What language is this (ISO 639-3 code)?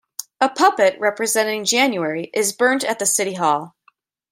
eng